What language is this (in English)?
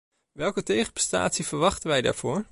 Dutch